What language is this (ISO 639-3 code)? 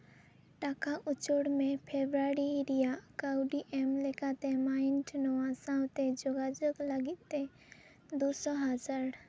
sat